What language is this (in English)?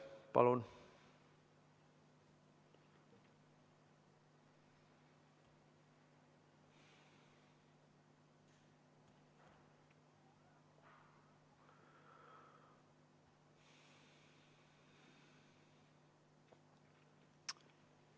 Estonian